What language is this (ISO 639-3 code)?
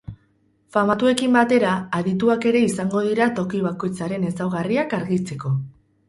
eus